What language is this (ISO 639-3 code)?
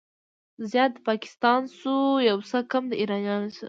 pus